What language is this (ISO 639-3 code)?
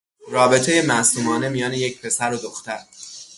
fas